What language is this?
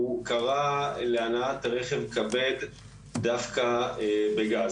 Hebrew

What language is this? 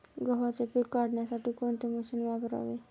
Marathi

